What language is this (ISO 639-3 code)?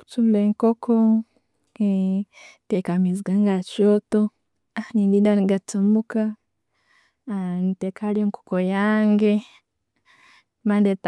ttj